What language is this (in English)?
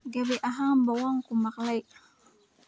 Somali